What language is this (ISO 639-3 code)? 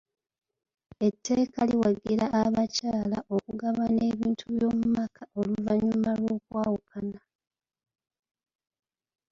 lug